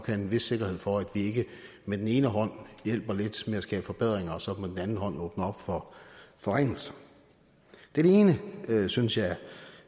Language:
Danish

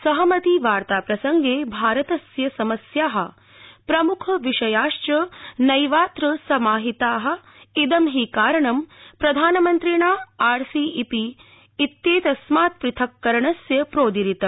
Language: Sanskrit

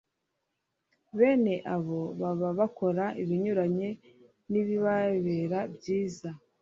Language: Kinyarwanda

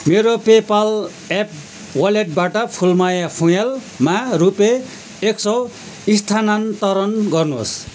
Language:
Nepali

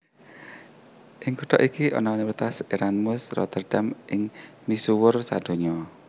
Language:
Javanese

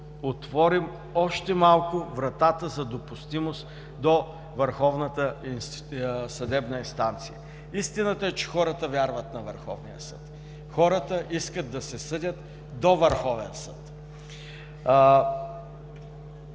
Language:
Bulgarian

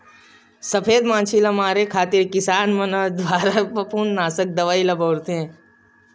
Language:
Chhattisgarhi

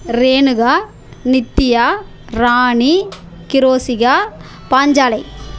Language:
Tamil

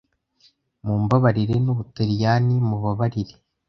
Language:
Kinyarwanda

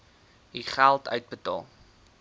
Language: Afrikaans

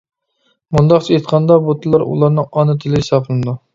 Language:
Uyghur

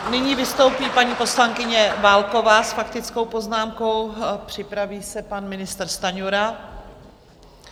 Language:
Czech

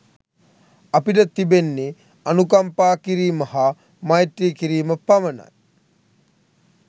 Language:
Sinhala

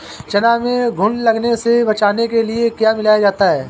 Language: Hindi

